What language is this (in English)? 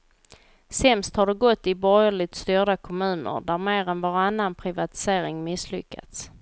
Swedish